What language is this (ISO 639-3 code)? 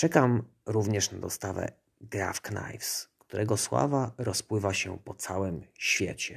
pol